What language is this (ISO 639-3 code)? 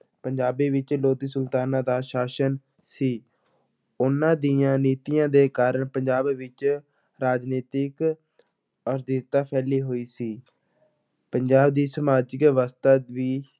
pan